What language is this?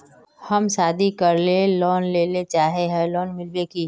Magahi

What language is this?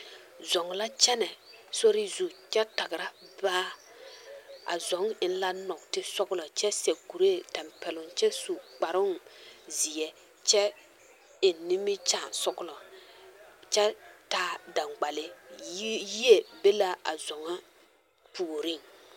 Southern Dagaare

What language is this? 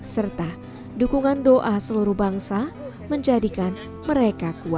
Indonesian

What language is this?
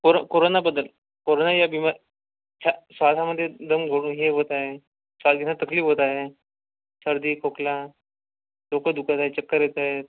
Marathi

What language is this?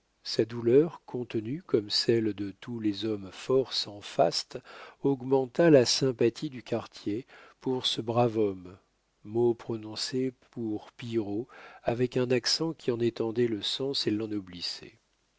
French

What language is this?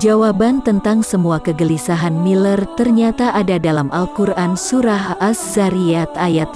Indonesian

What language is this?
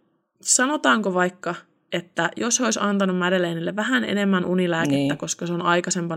Finnish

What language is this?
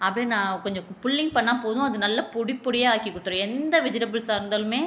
Tamil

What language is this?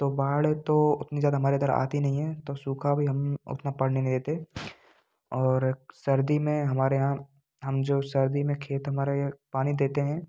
Hindi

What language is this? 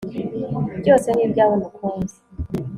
Kinyarwanda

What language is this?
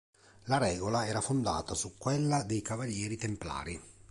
Italian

